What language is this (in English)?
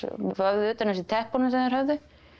Icelandic